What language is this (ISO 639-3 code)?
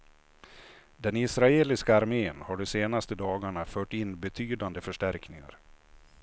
swe